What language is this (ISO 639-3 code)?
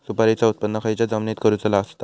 mar